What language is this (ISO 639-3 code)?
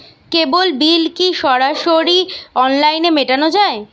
ben